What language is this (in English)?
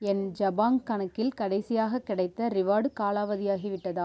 Tamil